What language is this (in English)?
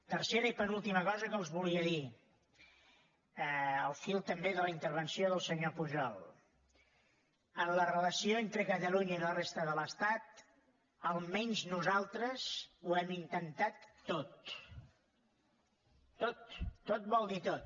Catalan